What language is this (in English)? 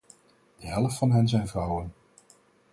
Dutch